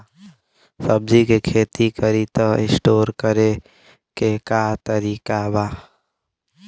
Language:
Bhojpuri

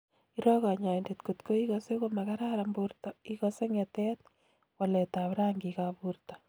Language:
Kalenjin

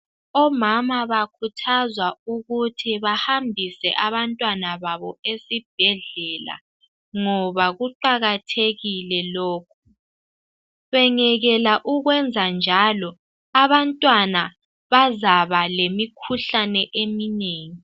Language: North Ndebele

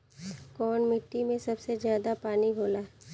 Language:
Bhojpuri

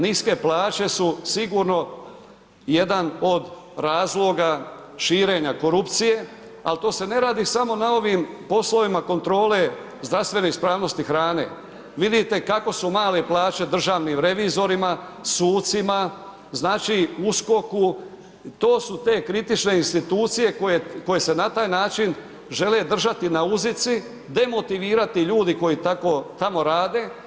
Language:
Croatian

